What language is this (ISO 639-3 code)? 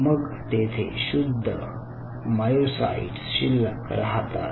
mar